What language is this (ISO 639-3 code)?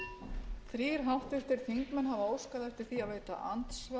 isl